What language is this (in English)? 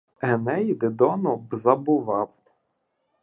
Ukrainian